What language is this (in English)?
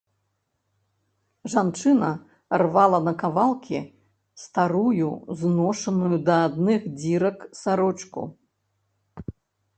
Belarusian